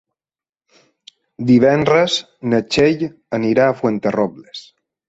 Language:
Catalan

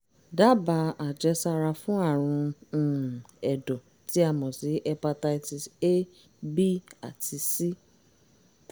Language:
Yoruba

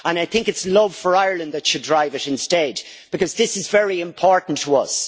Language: English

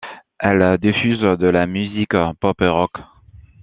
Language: French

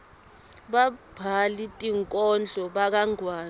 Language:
Swati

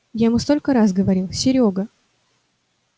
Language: Russian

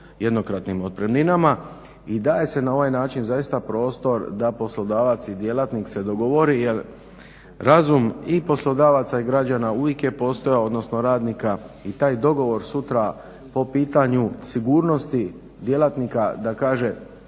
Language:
Croatian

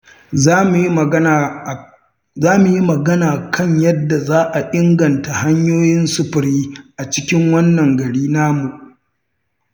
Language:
Hausa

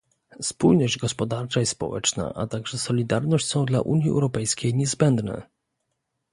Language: Polish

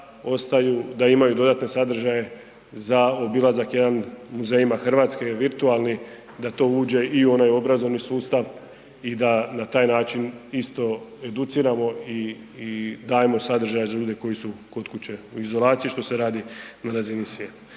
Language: Croatian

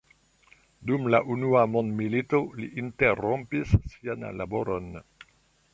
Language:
Esperanto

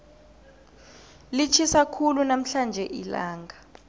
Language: South Ndebele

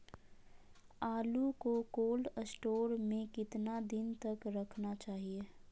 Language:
Magahi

